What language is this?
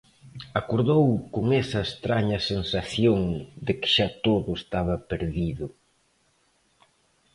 Galician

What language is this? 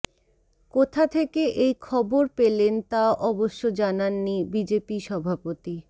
Bangla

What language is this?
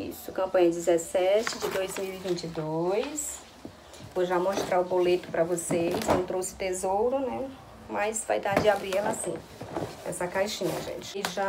Portuguese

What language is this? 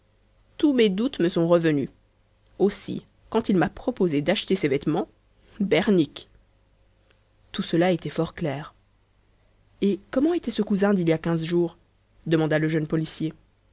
French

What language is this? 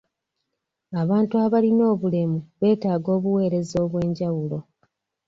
Ganda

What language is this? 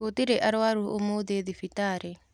Kikuyu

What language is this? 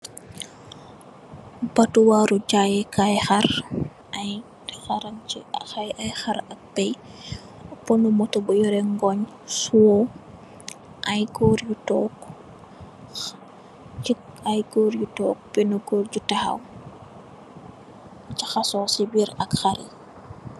Wolof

